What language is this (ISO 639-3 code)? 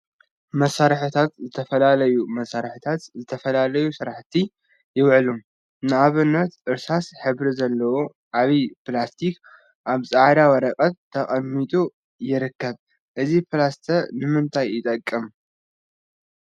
tir